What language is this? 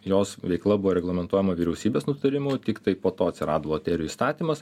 Lithuanian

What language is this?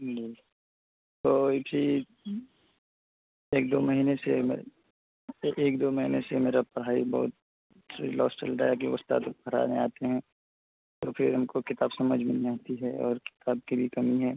Urdu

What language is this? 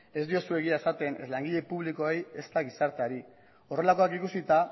Basque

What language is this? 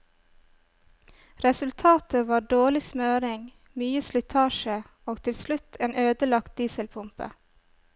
Norwegian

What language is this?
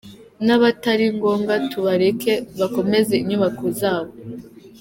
Kinyarwanda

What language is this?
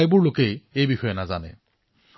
Assamese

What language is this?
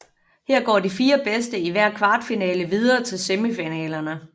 Danish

